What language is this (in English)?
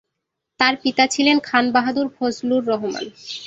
Bangla